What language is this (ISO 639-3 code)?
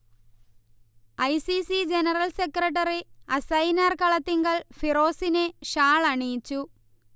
mal